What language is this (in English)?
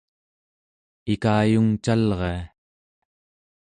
Central Yupik